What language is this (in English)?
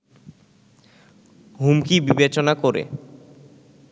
Bangla